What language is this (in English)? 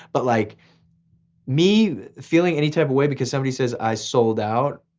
English